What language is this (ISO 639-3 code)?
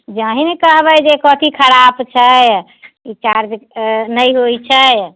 mai